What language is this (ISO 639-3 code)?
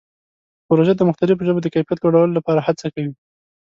pus